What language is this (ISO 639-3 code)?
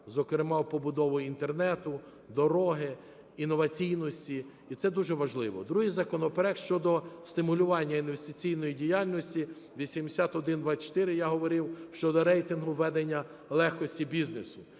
ukr